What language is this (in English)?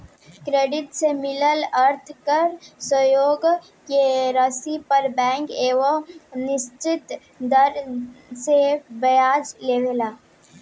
Bhojpuri